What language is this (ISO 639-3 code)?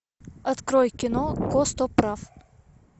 rus